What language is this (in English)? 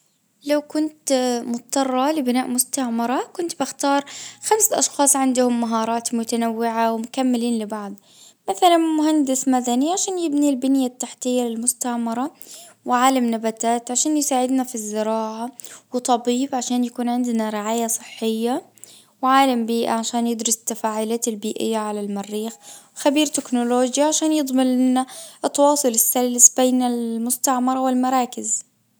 Najdi Arabic